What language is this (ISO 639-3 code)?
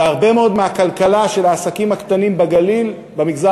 heb